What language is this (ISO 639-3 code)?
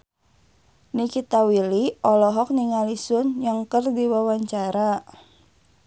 sun